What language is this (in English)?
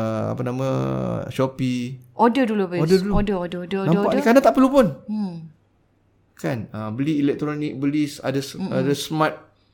Malay